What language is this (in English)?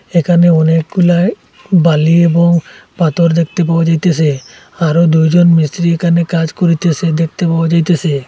Bangla